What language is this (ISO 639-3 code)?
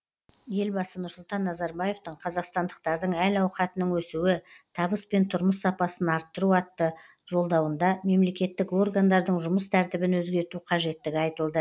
kaz